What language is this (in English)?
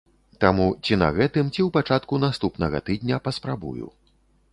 Belarusian